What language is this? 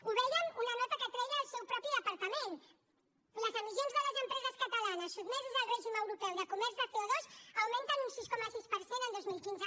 Catalan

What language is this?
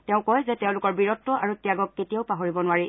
Assamese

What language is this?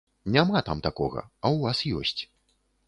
Belarusian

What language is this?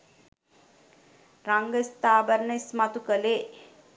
Sinhala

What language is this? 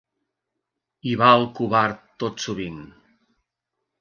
Catalan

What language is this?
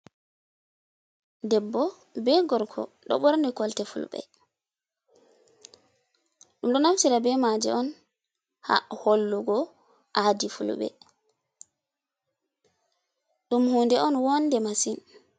Fula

